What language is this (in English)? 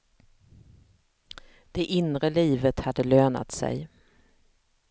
Swedish